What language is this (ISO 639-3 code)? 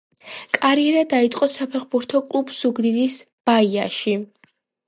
kat